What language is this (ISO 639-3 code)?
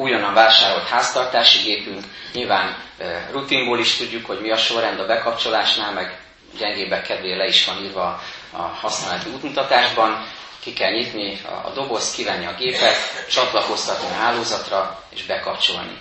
hun